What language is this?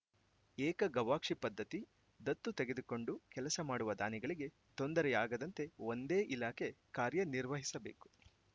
Kannada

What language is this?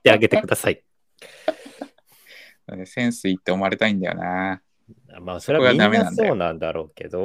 Japanese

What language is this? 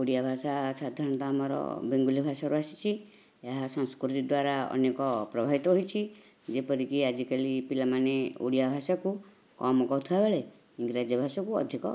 Odia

